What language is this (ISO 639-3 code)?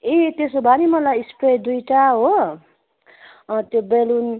nep